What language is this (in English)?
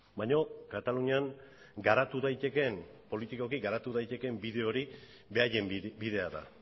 Basque